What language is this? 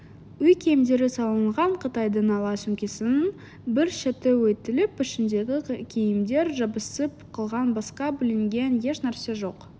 Kazakh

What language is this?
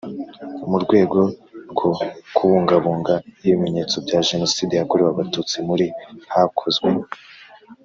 Kinyarwanda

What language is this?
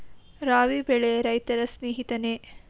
Kannada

